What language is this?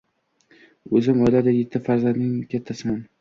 Uzbek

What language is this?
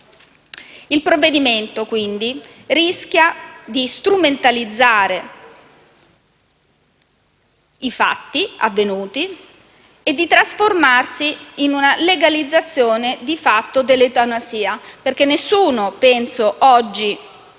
Italian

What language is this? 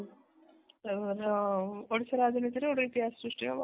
Odia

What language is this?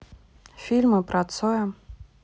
Russian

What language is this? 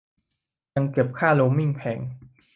Thai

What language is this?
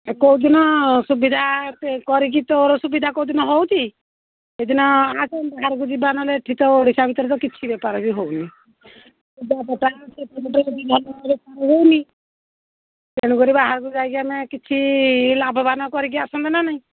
Odia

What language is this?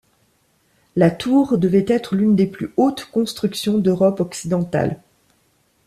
French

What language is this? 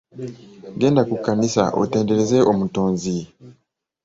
Ganda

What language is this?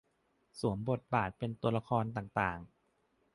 Thai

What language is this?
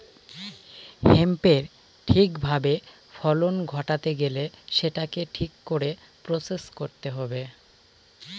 Bangla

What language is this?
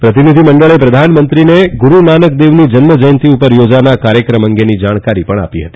Gujarati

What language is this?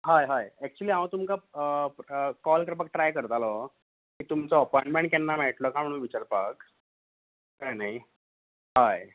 Konkani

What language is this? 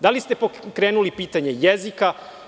Serbian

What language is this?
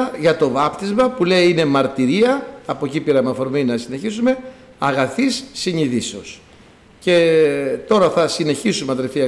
Greek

